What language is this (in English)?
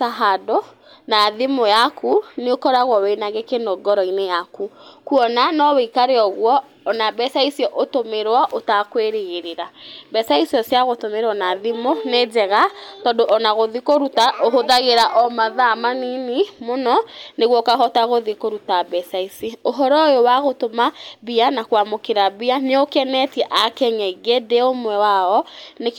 Kikuyu